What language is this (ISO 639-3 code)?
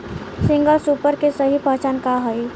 bho